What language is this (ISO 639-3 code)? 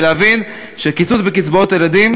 heb